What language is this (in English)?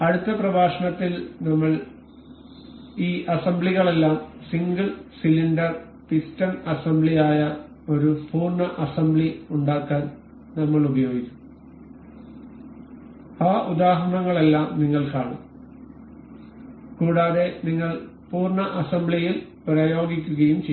Malayalam